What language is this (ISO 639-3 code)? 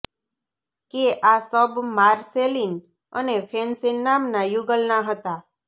guj